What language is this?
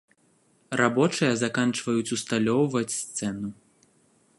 Belarusian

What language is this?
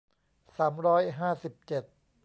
Thai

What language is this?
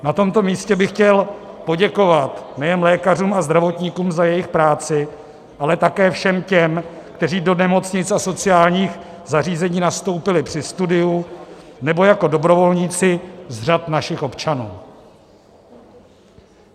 Czech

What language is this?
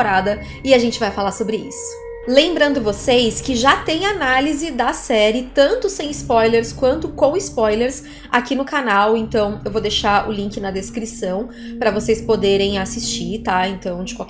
Portuguese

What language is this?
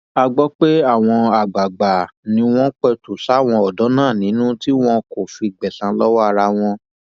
Yoruba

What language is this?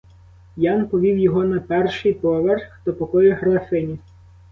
Ukrainian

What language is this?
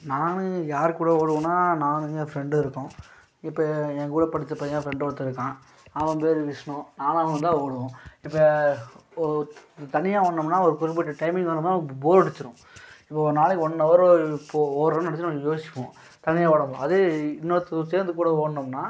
Tamil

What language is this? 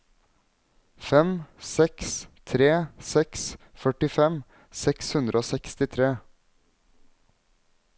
Norwegian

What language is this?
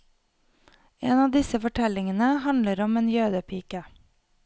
Norwegian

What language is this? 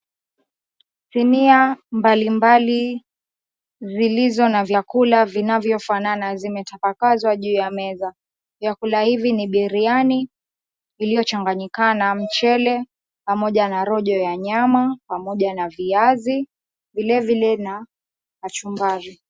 Swahili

